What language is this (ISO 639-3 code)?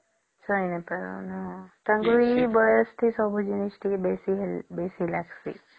ori